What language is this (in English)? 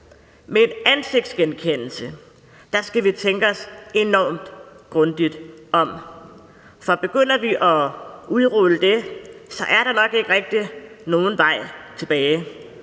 Danish